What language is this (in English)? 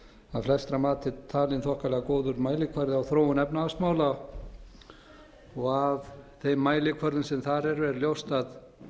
Icelandic